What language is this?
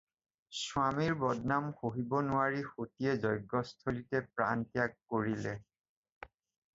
Assamese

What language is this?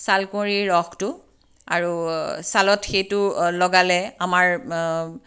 Assamese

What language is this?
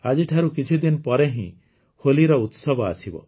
Odia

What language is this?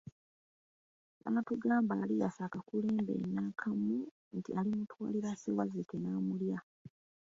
Ganda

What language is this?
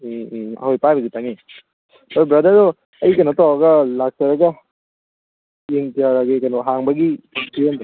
Manipuri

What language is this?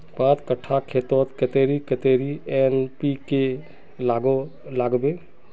Magahi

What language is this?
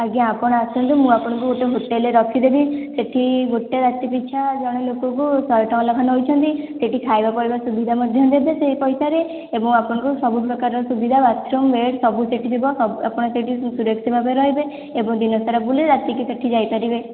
Odia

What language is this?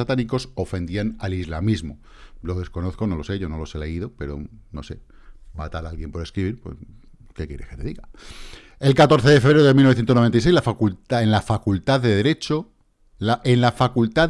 Spanish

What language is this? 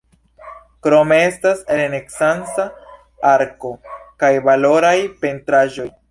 Esperanto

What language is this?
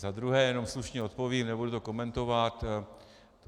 Czech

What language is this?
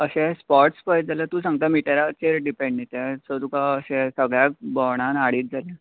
Konkani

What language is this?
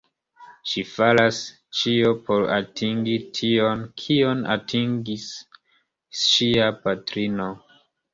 Esperanto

